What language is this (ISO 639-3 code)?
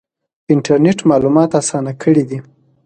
pus